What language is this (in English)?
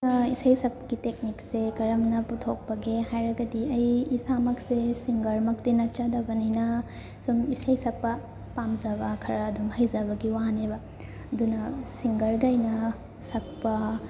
Manipuri